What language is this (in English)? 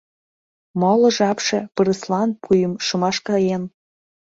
Mari